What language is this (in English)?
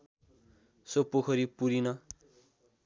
Nepali